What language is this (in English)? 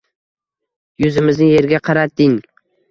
Uzbek